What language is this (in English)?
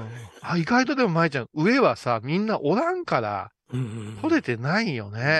Japanese